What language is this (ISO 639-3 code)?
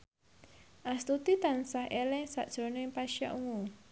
jav